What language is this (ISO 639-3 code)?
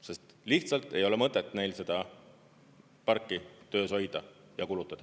est